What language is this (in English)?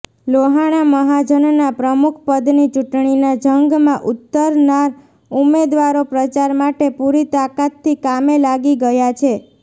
Gujarati